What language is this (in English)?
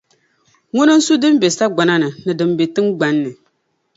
Dagbani